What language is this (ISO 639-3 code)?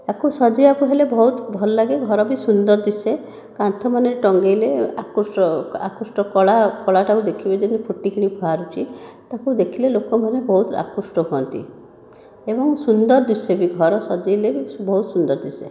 ori